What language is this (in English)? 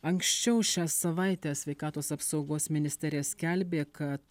Lithuanian